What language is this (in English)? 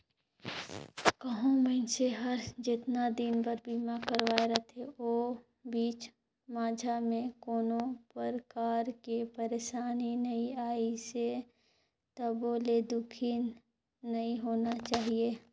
Chhattisgarhi